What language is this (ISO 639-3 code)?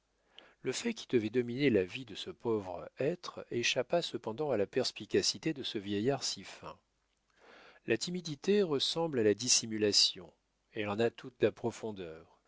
fra